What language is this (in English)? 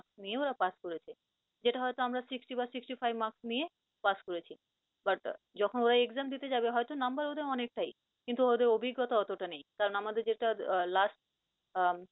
Bangla